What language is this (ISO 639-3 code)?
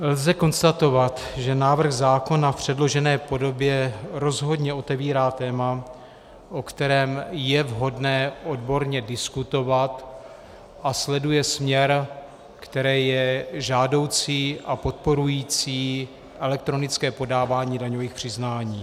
ces